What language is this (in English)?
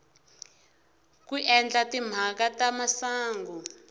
Tsonga